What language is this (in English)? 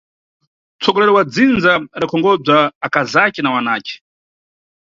Nyungwe